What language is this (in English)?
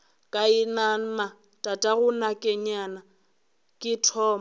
Northern Sotho